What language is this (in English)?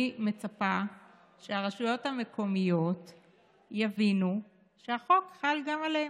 Hebrew